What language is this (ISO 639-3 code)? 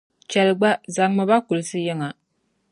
dag